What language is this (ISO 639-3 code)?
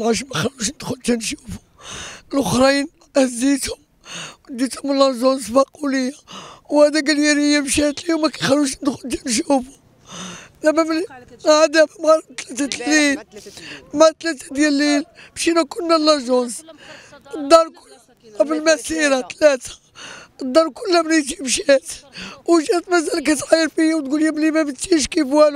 ara